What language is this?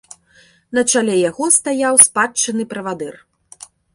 Belarusian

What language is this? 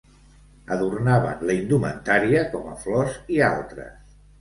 Catalan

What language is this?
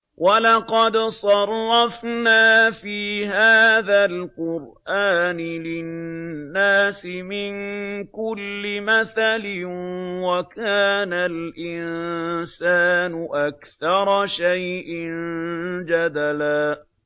Arabic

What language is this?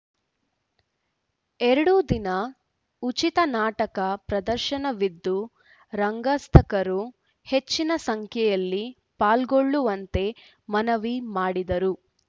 Kannada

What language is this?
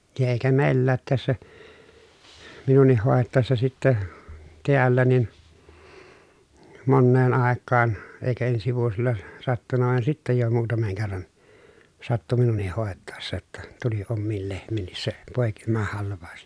Finnish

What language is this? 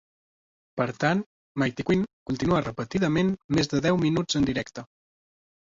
Catalan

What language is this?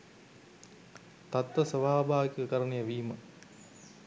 Sinhala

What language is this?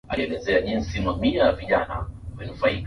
Swahili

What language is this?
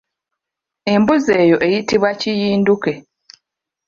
Ganda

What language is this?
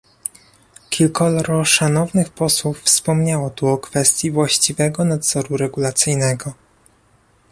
Polish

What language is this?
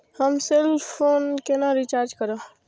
Maithili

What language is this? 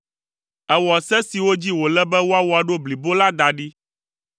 Ewe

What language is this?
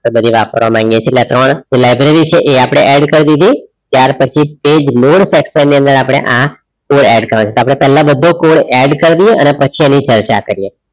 Gujarati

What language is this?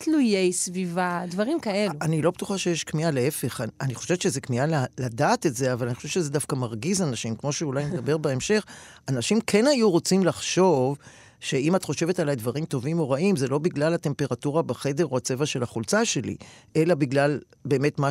Hebrew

